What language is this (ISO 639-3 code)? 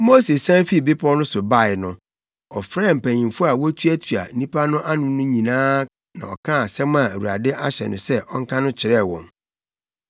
aka